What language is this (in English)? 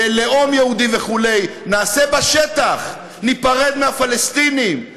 Hebrew